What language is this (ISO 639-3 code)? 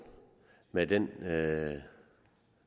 dan